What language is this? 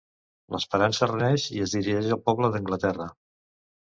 Catalan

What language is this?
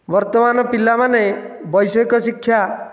Odia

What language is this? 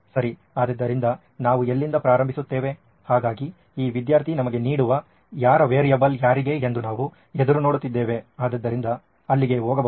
Kannada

